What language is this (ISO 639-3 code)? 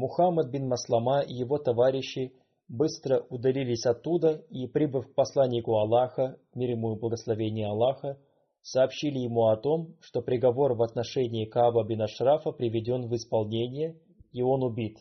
rus